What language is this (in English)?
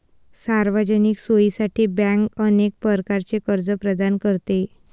Marathi